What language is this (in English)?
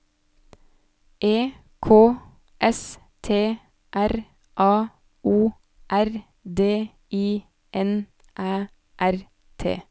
Norwegian